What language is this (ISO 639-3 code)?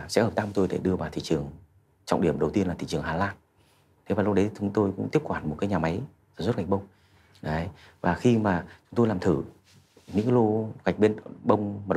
vie